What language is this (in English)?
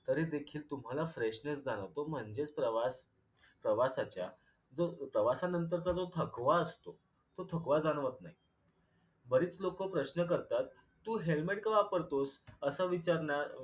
Marathi